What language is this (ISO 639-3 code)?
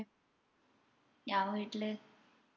mal